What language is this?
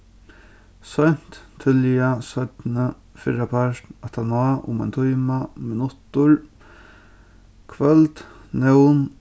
Faroese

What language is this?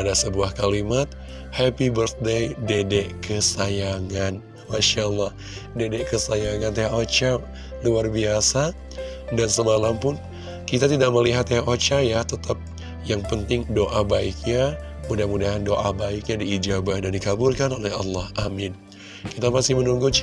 Indonesian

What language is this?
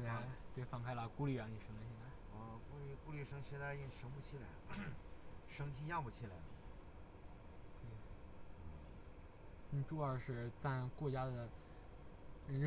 Chinese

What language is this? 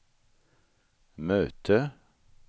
Swedish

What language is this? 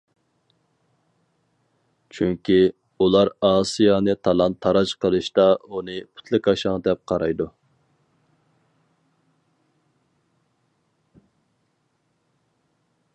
Uyghur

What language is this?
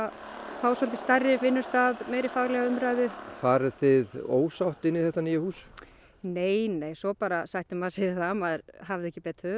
Icelandic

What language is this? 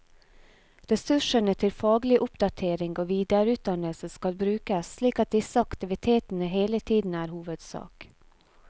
Norwegian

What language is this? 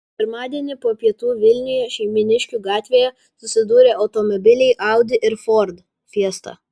Lithuanian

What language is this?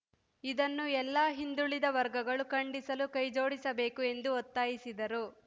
Kannada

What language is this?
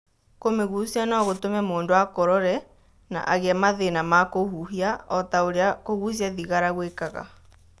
Kikuyu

